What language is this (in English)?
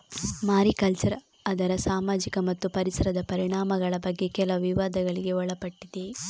Kannada